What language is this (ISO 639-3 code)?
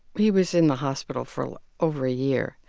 eng